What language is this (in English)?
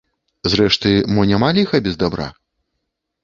Belarusian